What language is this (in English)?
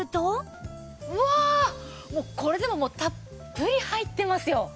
Japanese